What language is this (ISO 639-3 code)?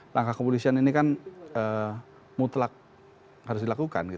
ind